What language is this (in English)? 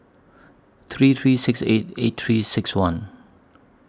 English